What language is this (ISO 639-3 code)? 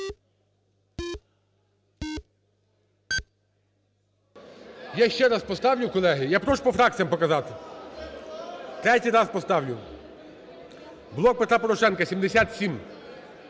ukr